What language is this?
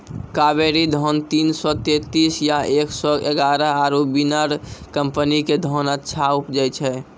Maithili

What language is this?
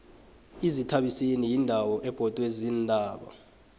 South Ndebele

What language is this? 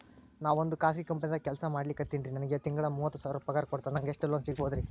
Kannada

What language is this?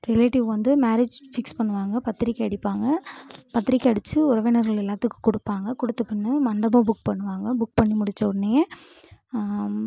Tamil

